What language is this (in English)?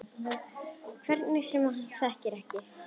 Icelandic